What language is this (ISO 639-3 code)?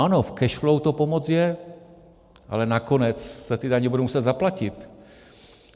ces